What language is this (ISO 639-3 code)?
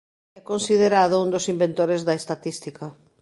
glg